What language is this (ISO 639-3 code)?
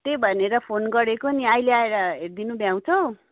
nep